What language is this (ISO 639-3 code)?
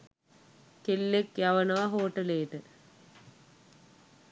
sin